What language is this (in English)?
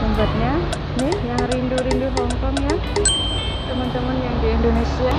Indonesian